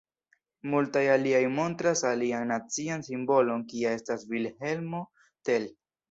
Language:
Esperanto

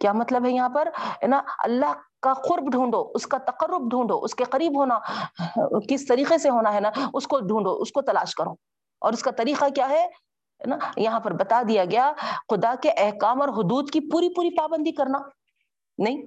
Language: Urdu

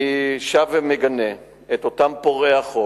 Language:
Hebrew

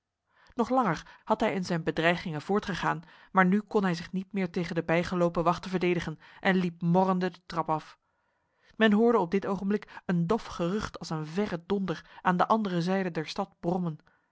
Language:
Dutch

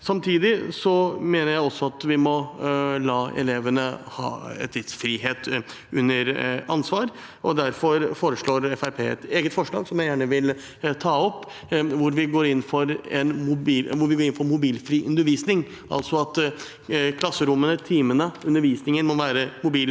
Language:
Norwegian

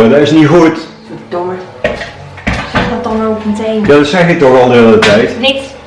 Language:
Dutch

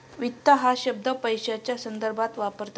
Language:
Marathi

